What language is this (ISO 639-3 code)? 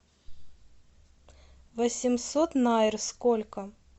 rus